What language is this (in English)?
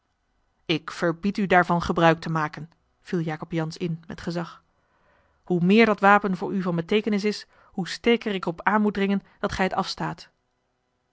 Dutch